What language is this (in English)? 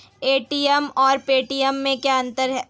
Hindi